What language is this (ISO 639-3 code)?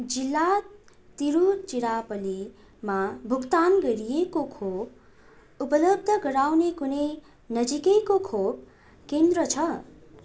nep